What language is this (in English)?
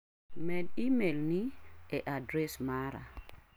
Luo (Kenya and Tanzania)